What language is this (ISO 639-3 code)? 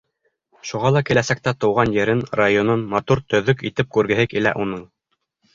bak